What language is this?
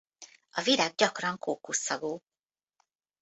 Hungarian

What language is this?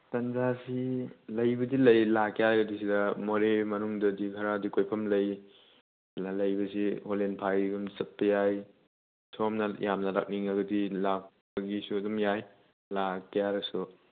Manipuri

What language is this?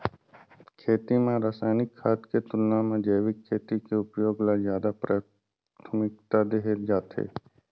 Chhattisgarhi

